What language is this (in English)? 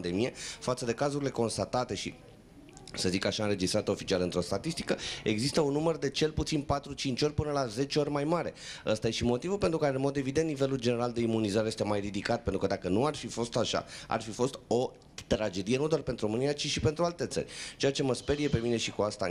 Romanian